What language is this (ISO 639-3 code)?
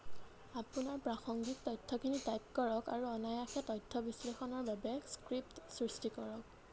asm